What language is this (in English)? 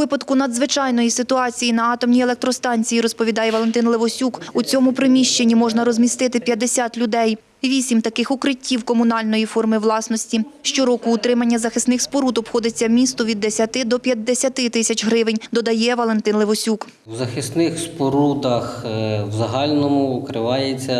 Ukrainian